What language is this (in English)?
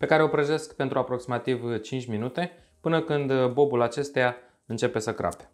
Romanian